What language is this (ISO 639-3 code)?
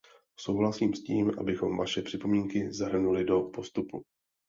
ces